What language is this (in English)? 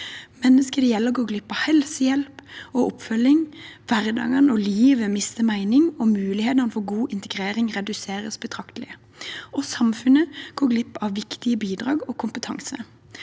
Norwegian